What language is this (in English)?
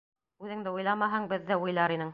Bashkir